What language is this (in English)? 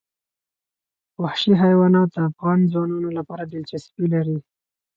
Pashto